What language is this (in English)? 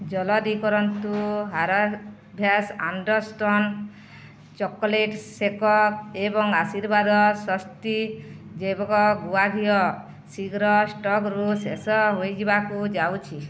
Odia